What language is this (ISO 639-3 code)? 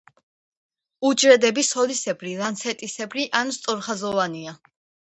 kat